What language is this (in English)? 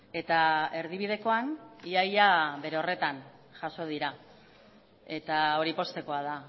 Basque